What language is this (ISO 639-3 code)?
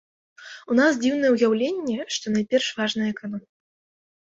bel